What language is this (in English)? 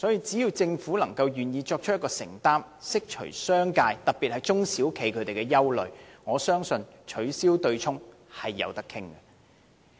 Cantonese